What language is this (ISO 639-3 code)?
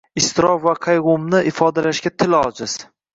uzb